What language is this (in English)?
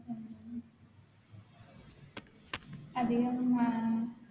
Malayalam